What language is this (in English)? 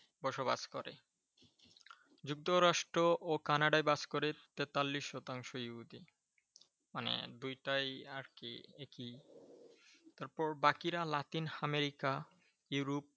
Bangla